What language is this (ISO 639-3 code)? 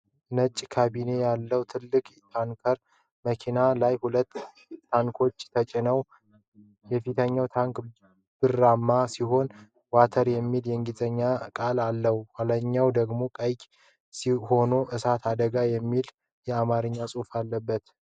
amh